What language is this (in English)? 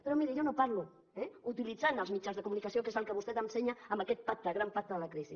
Catalan